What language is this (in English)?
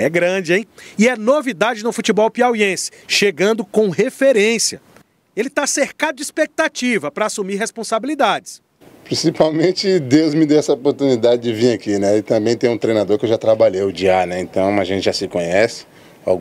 Portuguese